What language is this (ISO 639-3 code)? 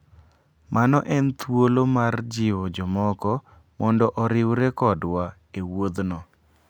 luo